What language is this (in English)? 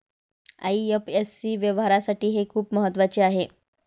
Marathi